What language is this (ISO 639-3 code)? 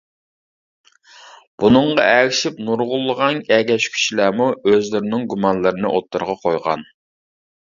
uig